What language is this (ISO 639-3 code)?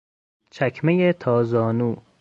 fas